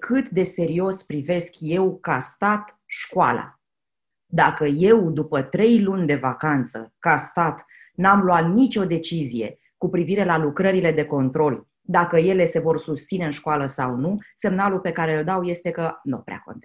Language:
Romanian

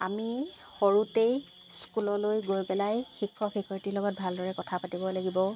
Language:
Assamese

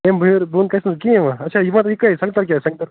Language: Kashmiri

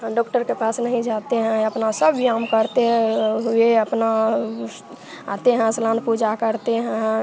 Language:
Hindi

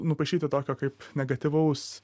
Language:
Lithuanian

